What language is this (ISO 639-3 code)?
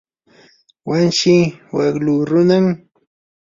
qur